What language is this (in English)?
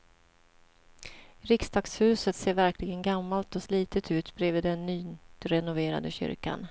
Swedish